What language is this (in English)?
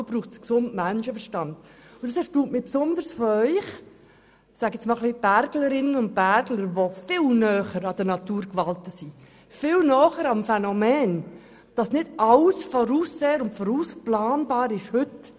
Swiss German